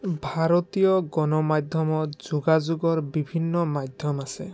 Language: Assamese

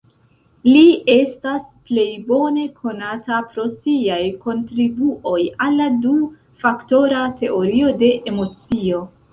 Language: Esperanto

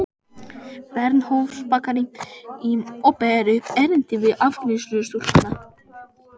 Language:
Icelandic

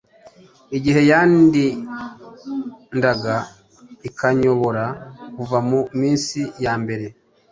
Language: Kinyarwanda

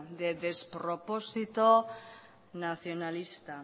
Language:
Spanish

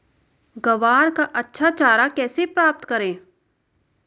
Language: Hindi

